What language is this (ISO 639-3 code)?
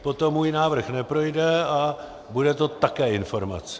ces